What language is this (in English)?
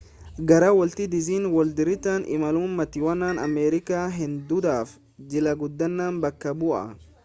Oromo